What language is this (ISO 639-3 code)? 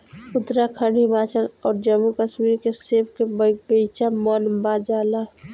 bho